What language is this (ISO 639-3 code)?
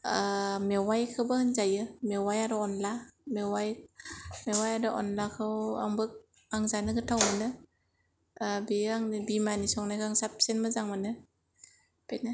brx